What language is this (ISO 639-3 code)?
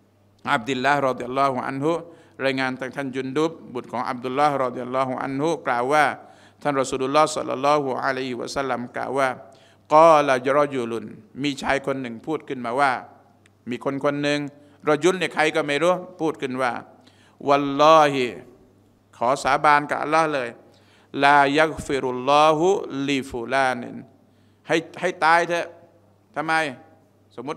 tha